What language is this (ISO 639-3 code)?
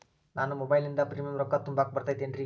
kan